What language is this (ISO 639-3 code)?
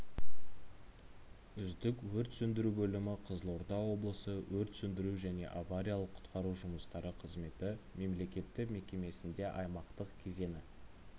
kaz